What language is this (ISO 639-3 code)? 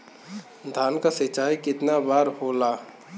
bho